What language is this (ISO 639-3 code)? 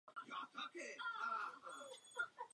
ces